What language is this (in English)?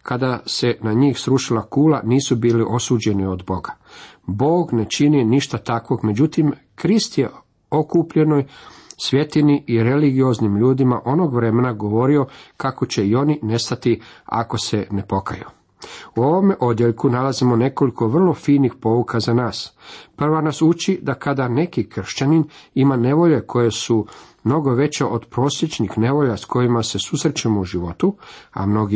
Croatian